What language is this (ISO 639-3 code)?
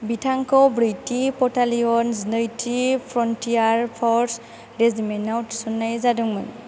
brx